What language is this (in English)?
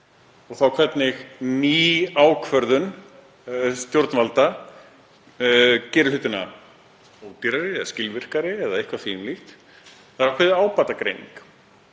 Icelandic